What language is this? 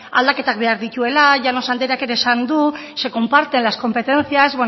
Basque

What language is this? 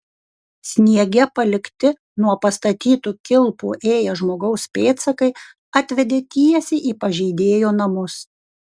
Lithuanian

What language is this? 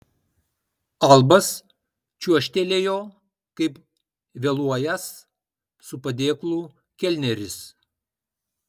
Lithuanian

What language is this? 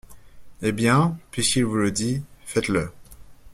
French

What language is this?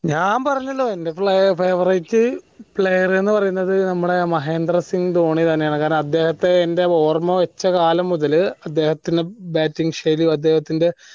Malayalam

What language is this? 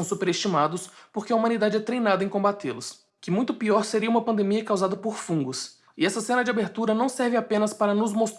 Portuguese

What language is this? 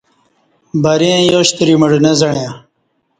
Kati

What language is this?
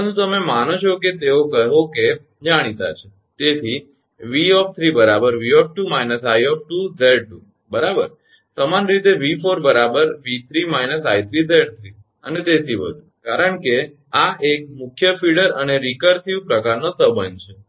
Gujarati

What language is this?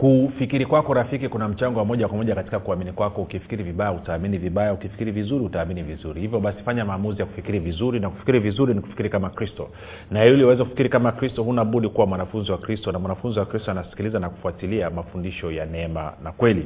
Swahili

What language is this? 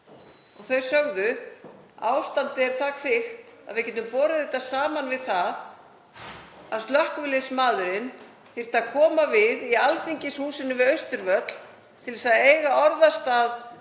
Icelandic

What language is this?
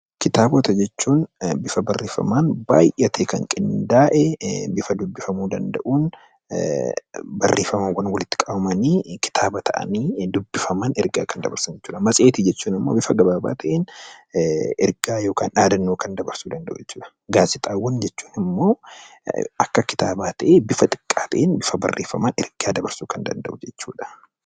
Oromo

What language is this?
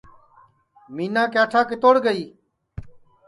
Sansi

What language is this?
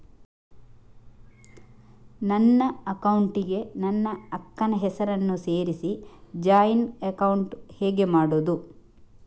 Kannada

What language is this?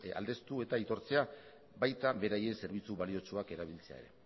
Basque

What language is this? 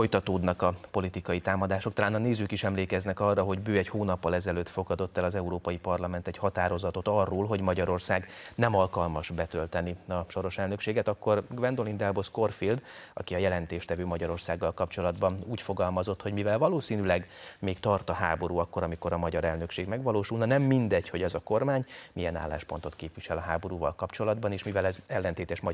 Hungarian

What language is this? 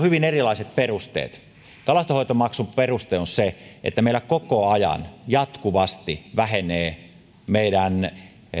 Finnish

